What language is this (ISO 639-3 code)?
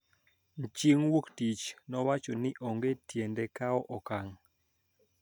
luo